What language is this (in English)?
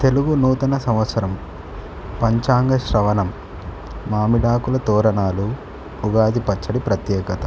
Telugu